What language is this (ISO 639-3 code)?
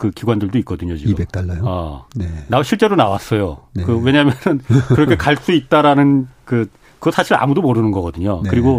kor